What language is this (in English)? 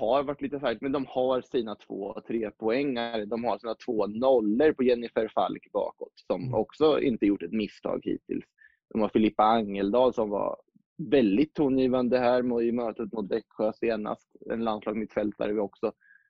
Swedish